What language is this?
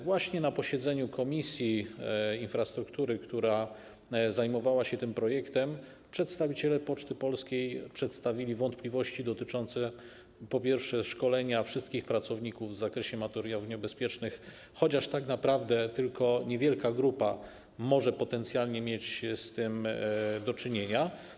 Polish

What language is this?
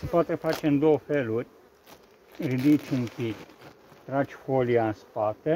Romanian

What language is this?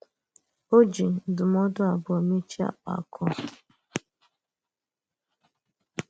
Igbo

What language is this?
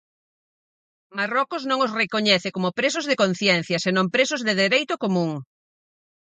Galician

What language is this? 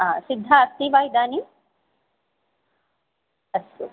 Sanskrit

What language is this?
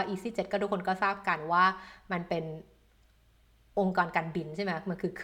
Thai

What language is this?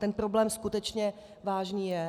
Czech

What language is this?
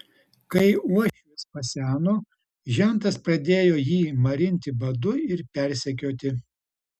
Lithuanian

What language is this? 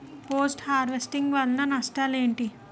Telugu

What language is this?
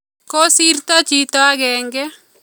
Kalenjin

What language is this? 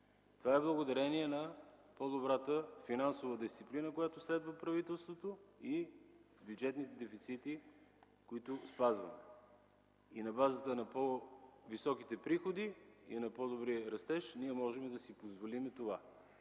Bulgarian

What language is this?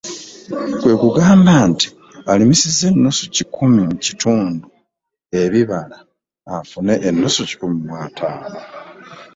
Ganda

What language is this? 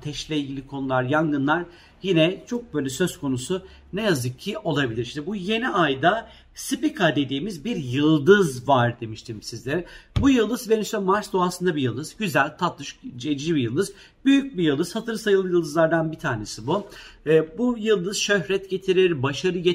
Turkish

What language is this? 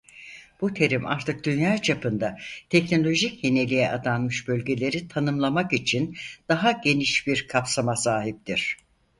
Turkish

